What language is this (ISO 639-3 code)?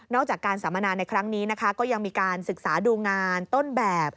tha